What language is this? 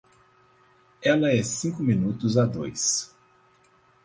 Portuguese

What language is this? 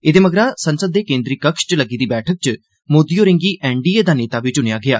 Dogri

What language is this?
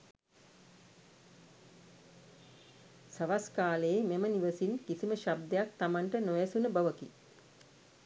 Sinhala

